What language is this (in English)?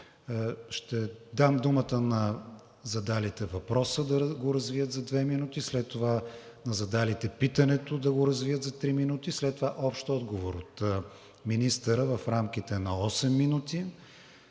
Bulgarian